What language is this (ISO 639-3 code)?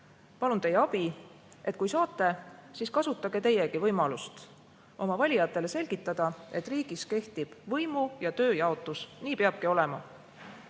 est